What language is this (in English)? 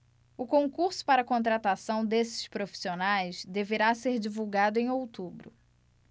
Portuguese